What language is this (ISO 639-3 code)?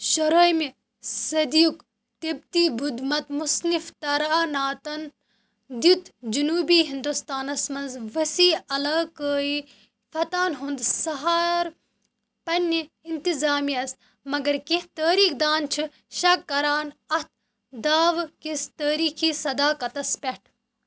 kas